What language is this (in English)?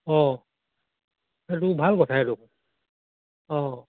Assamese